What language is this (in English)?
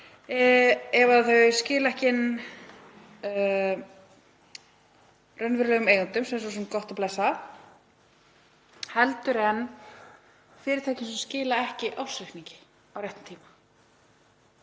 Icelandic